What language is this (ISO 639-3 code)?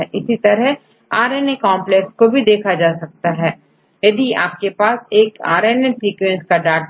hin